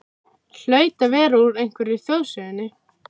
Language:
Icelandic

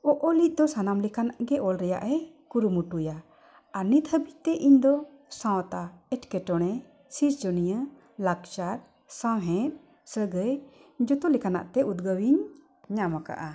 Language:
Santali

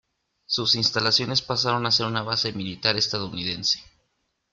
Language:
Spanish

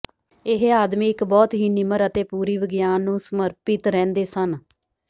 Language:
Punjabi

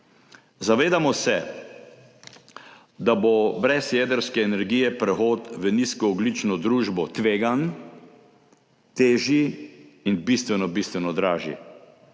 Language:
Slovenian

